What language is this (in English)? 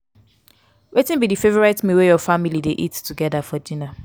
Nigerian Pidgin